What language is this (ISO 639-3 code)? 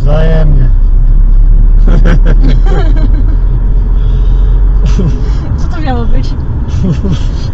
pol